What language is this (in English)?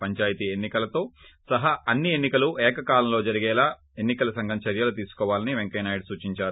Telugu